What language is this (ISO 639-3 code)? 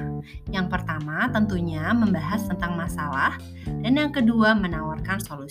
ind